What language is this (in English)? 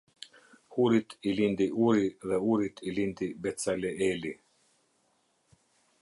Albanian